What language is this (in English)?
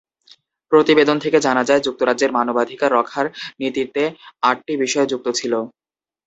Bangla